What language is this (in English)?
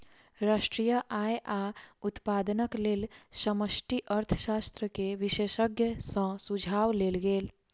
Maithili